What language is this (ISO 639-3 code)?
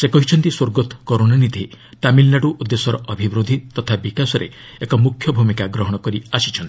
ori